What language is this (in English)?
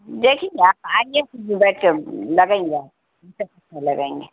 Urdu